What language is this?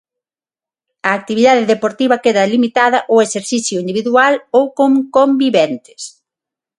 Galician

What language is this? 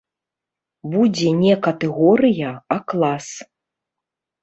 Belarusian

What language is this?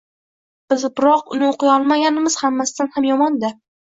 Uzbek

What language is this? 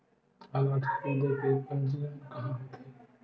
Chhattisgarhi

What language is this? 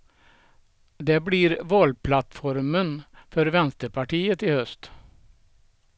Swedish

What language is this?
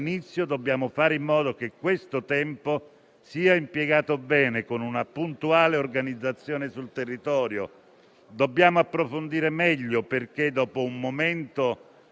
Italian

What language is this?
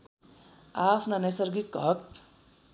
Nepali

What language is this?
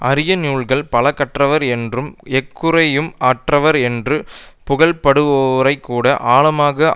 Tamil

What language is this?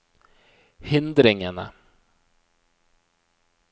Norwegian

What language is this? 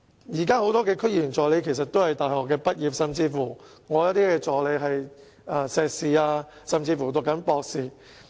Cantonese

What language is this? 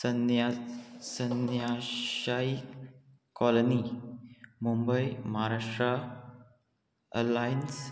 Konkani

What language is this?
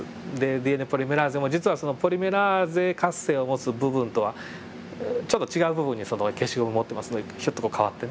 Japanese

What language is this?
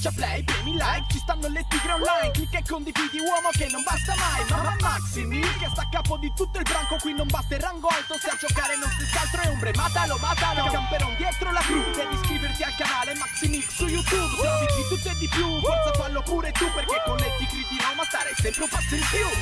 Italian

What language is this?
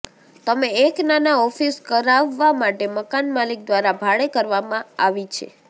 Gujarati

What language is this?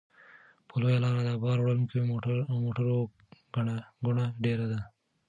Pashto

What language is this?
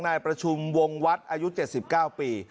Thai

